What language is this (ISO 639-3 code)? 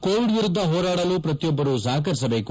kan